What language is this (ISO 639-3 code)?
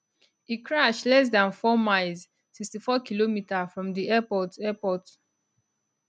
pcm